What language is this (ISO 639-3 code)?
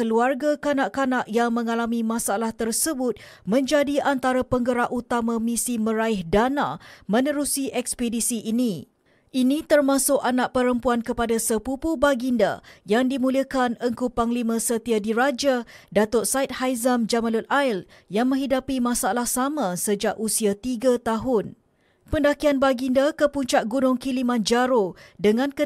msa